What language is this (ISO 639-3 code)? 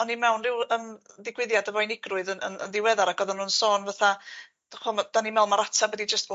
cym